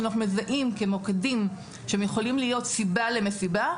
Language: Hebrew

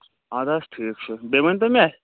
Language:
Kashmiri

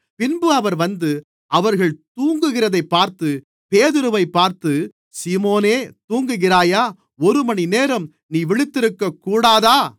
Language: Tamil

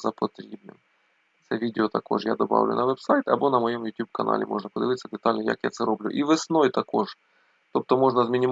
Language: Ukrainian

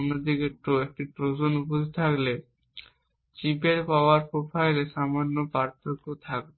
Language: Bangla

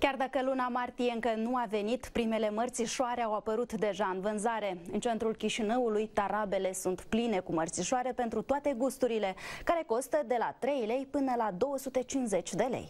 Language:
Romanian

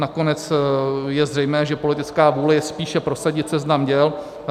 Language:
Czech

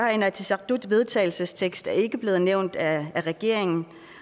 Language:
Danish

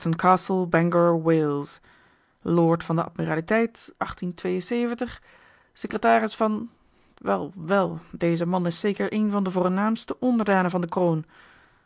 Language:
Dutch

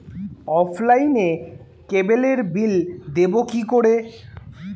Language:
Bangla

